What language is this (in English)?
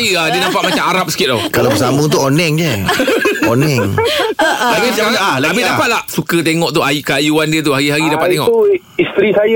Malay